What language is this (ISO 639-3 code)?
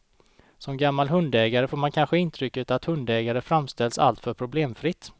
swe